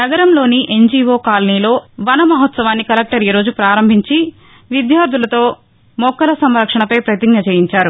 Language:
Telugu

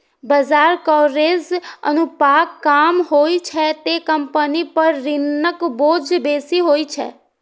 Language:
Maithili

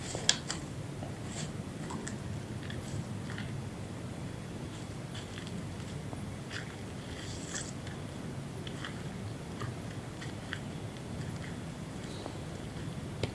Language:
Indonesian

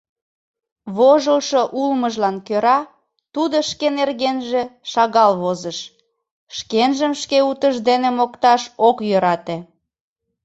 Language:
Mari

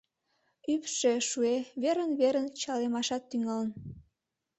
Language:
Mari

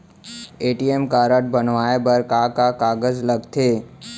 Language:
Chhattisgarhi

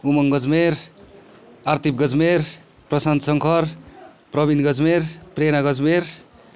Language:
Nepali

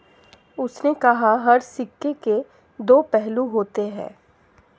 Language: Hindi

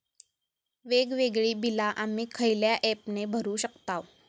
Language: Marathi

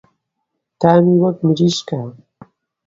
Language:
Central Kurdish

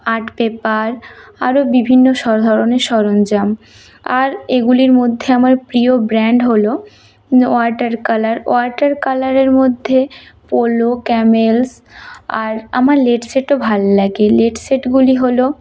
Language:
Bangla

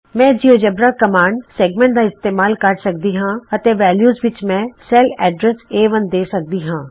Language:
Punjabi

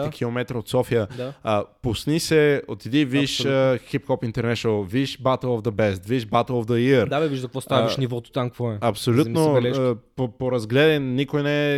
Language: Bulgarian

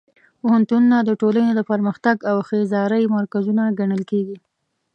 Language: Pashto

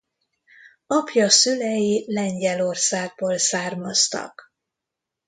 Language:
Hungarian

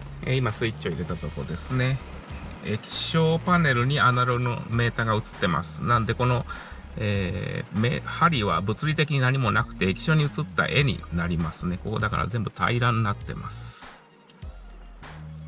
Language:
Japanese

